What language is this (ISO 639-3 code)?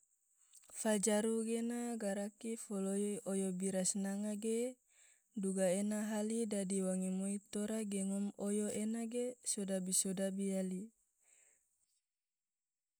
tvo